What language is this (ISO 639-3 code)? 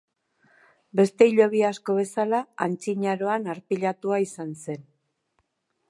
eus